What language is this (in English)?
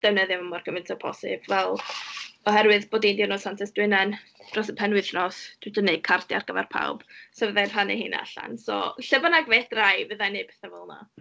Welsh